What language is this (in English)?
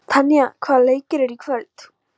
Icelandic